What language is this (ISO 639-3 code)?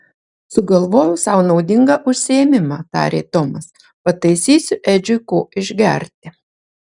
lit